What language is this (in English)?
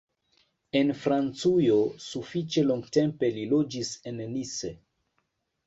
Esperanto